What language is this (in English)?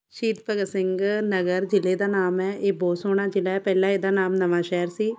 Punjabi